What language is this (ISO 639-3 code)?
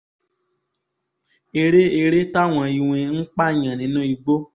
yor